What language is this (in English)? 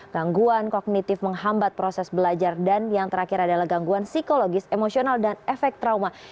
Indonesian